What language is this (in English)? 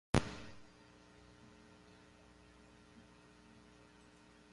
Portuguese